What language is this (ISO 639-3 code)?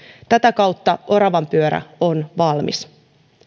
fin